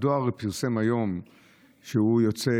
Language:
Hebrew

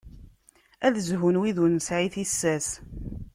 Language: Kabyle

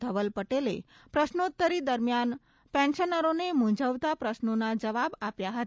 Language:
Gujarati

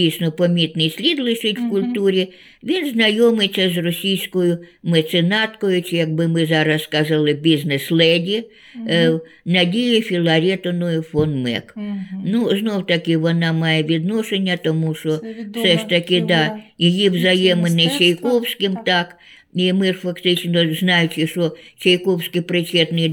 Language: Ukrainian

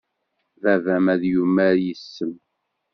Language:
Kabyle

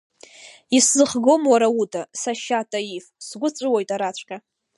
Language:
Abkhazian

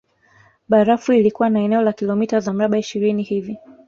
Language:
Swahili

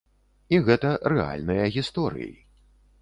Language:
Belarusian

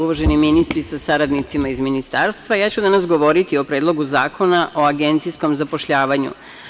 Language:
Serbian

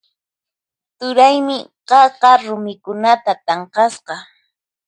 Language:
Puno Quechua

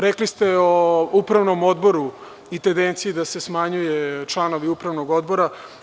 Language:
Serbian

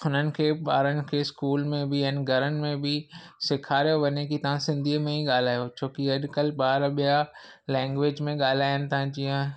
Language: Sindhi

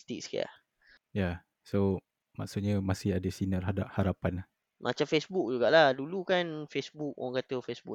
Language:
Malay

